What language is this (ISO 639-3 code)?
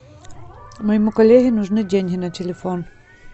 rus